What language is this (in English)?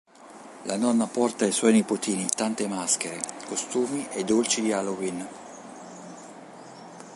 Italian